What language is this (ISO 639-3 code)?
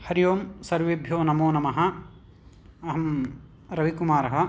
san